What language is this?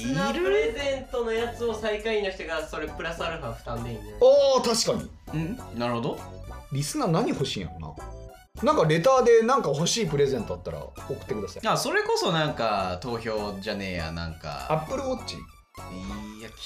Japanese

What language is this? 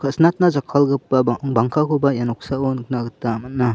Garo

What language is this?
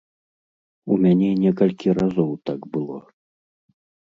Belarusian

